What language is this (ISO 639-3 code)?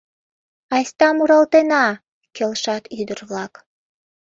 chm